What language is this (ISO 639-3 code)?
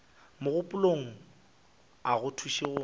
nso